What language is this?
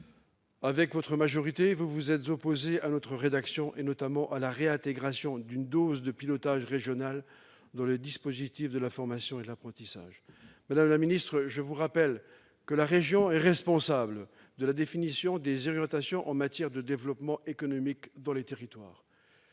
French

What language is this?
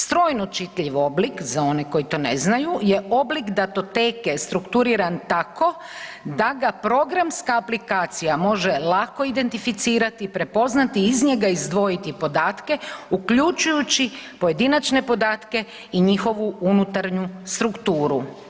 Croatian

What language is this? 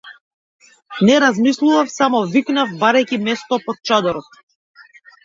Macedonian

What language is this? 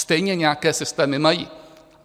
Czech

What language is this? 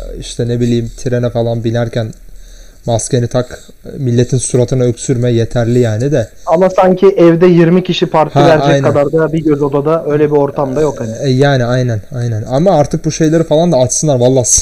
Turkish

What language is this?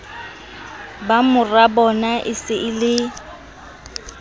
Southern Sotho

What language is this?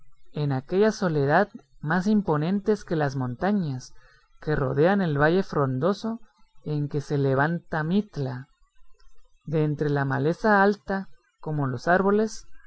Spanish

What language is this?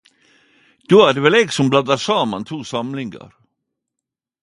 Norwegian Nynorsk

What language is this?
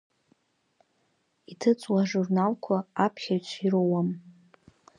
Abkhazian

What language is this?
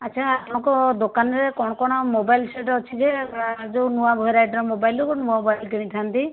Odia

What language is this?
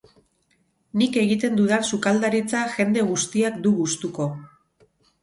Basque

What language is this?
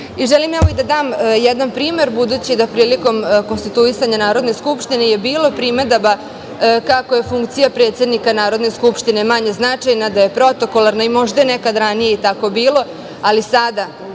Serbian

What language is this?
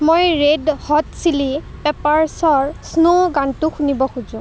Assamese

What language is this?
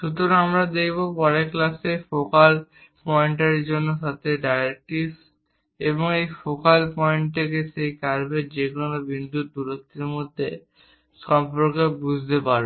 Bangla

